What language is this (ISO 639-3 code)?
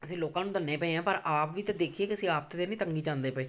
pan